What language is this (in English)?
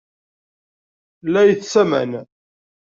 Kabyle